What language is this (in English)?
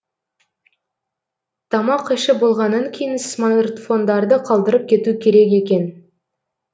Kazakh